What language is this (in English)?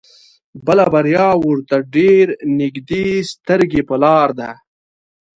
Pashto